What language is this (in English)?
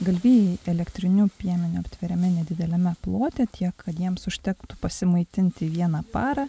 Lithuanian